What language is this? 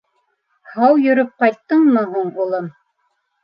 Bashkir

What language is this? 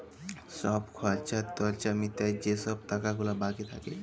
Bangla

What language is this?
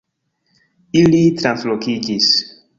Esperanto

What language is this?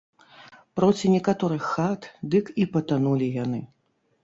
Belarusian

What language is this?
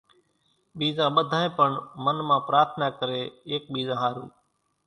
Kachi Koli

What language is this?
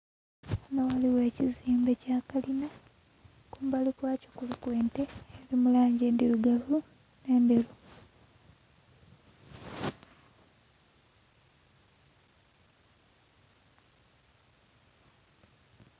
Soga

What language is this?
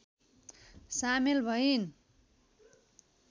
Nepali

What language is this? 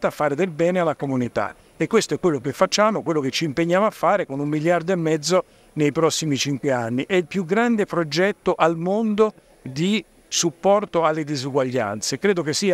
Italian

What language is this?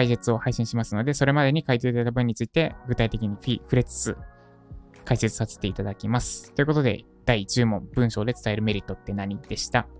Japanese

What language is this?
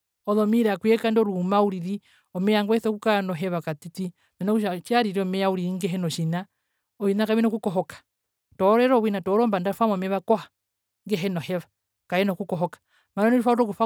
Herero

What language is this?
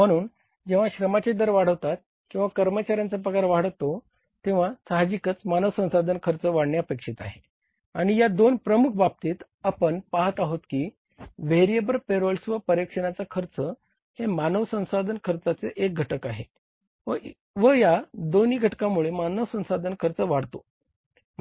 Marathi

